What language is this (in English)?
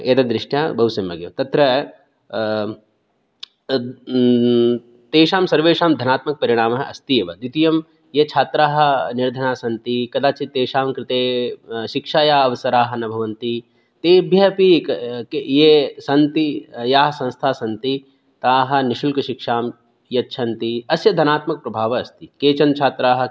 Sanskrit